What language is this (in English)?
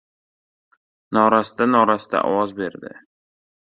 Uzbek